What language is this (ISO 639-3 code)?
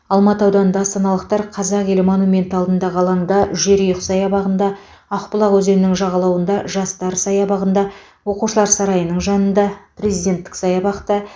kaz